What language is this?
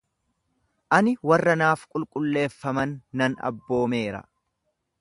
Oromo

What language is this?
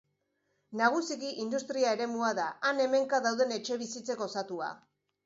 Basque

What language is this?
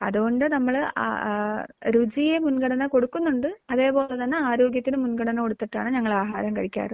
Malayalam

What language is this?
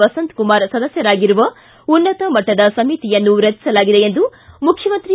Kannada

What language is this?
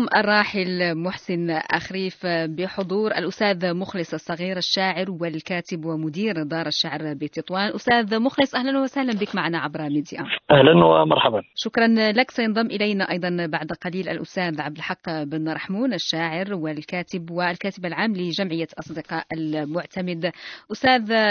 Arabic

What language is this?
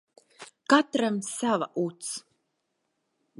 Latvian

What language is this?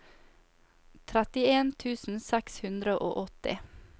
Norwegian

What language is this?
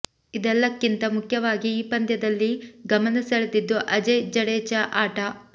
Kannada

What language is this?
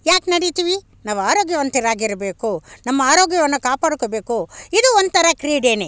Kannada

